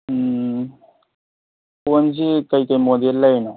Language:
Manipuri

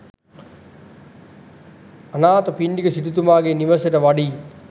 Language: Sinhala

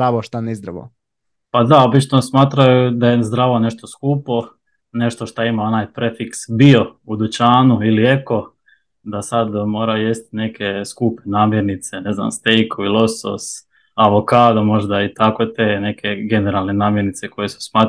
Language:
Croatian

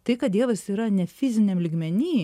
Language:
Lithuanian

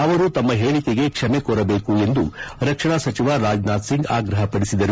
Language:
Kannada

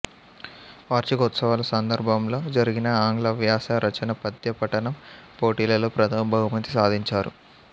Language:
Telugu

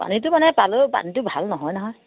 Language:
Assamese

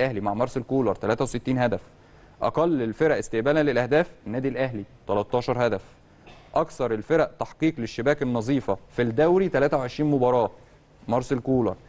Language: Arabic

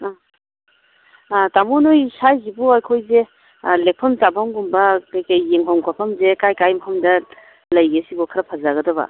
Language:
Manipuri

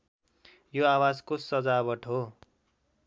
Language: Nepali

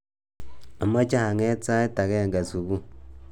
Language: Kalenjin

